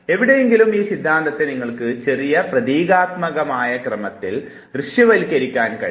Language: Malayalam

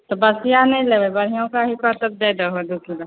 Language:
Maithili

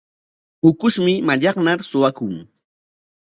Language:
Corongo Ancash Quechua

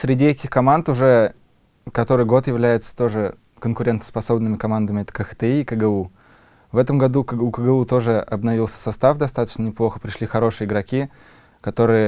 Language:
Russian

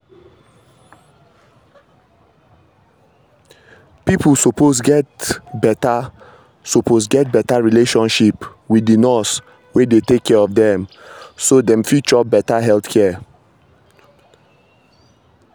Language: Nigerian Pidgin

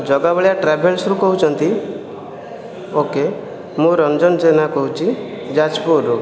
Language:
Odia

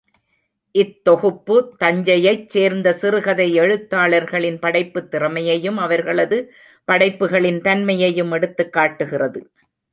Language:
Tamil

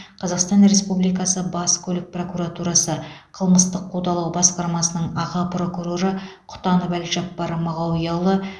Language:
Kazakh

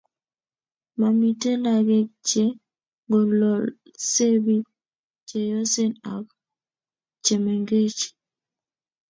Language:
Kalenjin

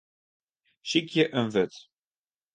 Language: Western Frisian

